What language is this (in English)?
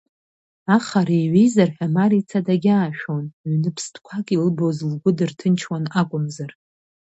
Abkhazian